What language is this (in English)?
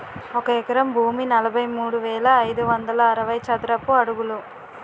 Telugu